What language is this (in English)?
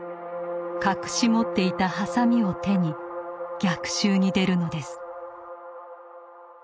Japanese